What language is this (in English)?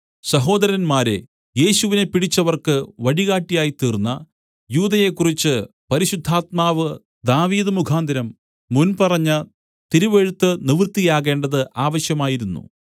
Malayalam